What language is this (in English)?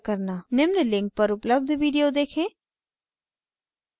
Hindi